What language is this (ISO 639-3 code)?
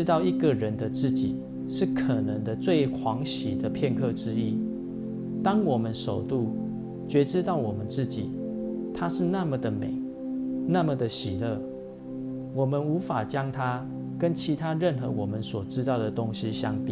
zho